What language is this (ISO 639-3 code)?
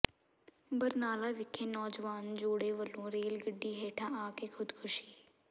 pan